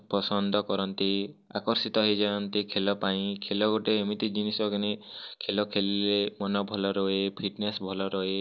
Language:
Odia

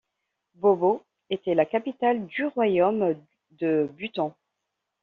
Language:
French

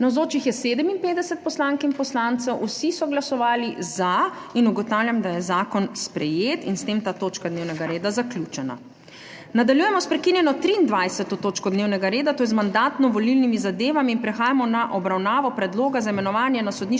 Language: Slovenian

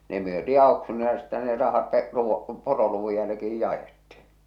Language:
Finnish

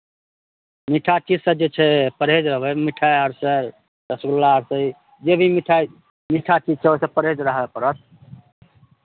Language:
Maithili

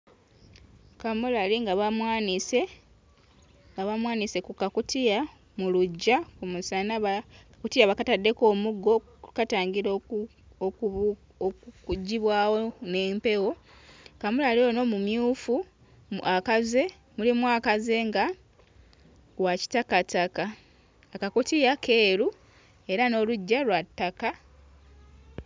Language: Ganda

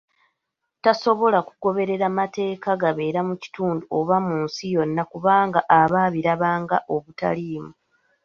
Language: Ganda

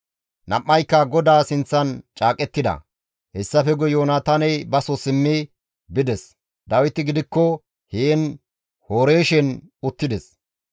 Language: Gamo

